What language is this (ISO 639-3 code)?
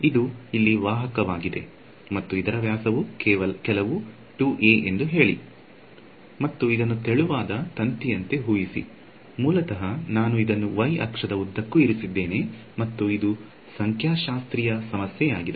kan